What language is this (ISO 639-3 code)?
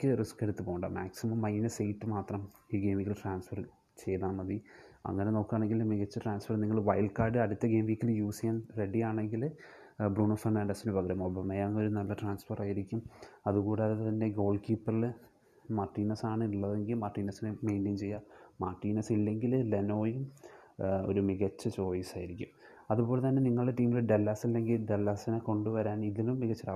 mal